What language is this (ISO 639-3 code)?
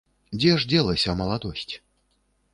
bel